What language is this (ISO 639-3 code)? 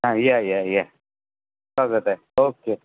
mar